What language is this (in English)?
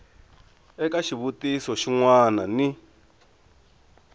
Tsonga